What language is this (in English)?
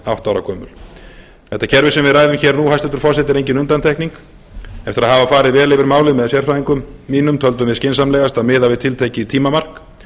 Icelandic